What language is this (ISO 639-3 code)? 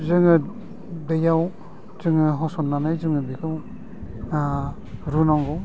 brx